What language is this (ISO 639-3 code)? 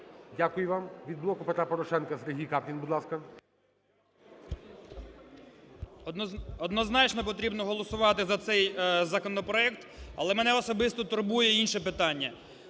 ukr